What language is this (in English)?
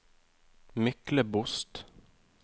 Norwegian